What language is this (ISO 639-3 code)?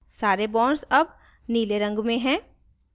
hin